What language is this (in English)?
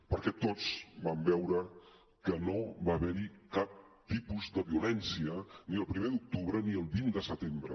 Catalan